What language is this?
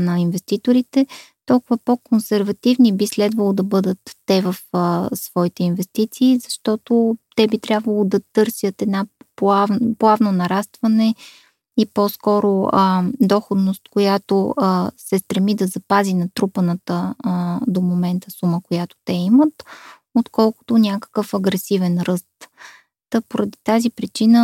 Bulgarian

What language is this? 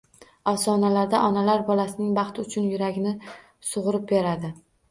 Uzbek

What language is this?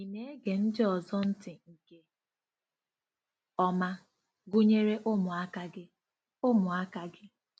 Igbo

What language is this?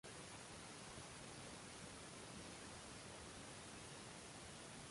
Uzbek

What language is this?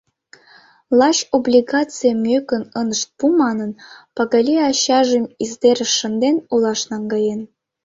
Mari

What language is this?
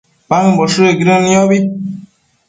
Matsés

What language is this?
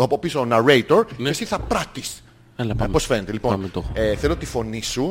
Greek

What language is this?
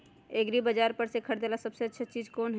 Magahi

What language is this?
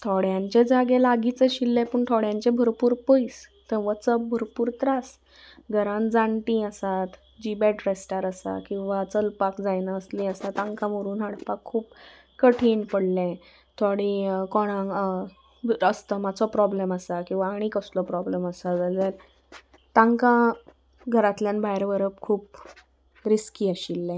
Konkani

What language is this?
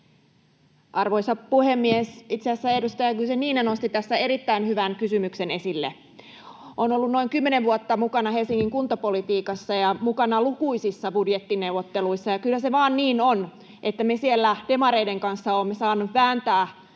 Finnish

